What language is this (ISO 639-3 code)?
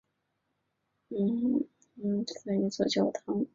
zho